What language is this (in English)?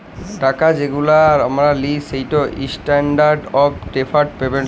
Bangla